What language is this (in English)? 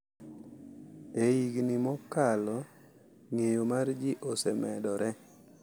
Luo (Kenya and Tanzania)